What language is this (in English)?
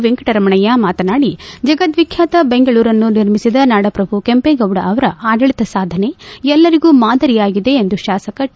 Kannada